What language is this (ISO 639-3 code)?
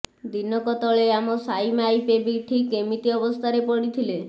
ori